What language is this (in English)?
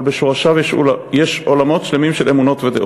Hebrew